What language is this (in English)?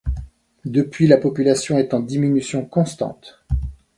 French